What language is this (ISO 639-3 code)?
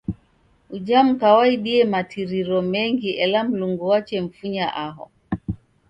dav